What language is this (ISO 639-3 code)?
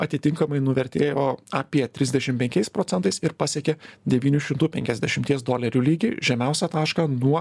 lit